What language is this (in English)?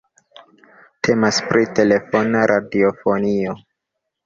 Esperanto